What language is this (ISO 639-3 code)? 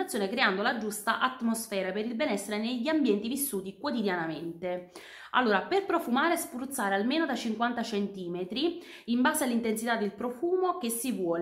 ita